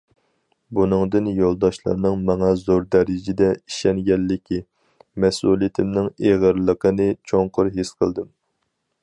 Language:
Uyghur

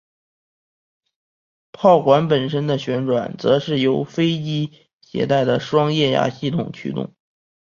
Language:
Chinese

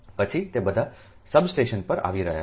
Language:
Gujarati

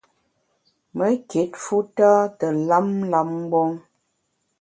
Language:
Bamun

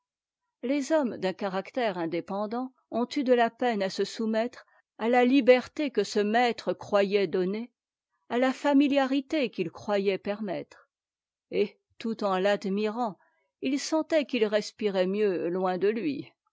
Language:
French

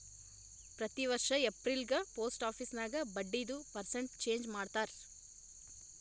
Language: Kannada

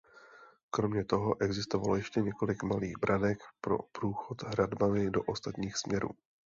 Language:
Czech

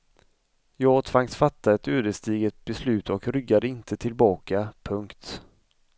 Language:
Swedish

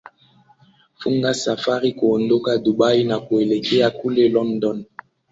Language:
Swahili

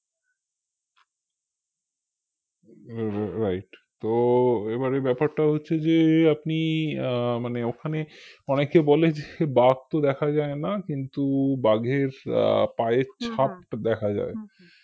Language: Bangla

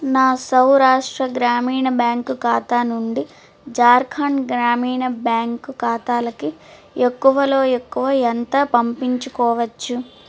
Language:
Telugu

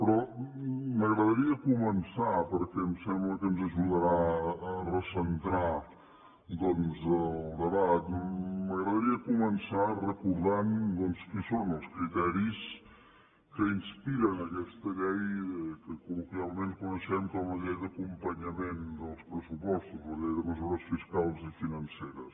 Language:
Catalan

